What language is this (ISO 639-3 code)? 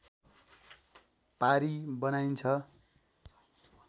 nep